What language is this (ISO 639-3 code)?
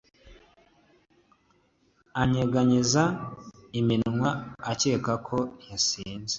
kin